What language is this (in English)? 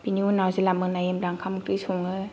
Bodo